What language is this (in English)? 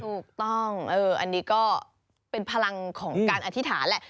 Thai